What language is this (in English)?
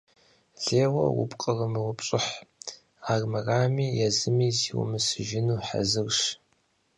Kabardian